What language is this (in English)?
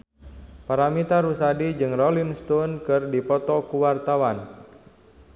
Sundanese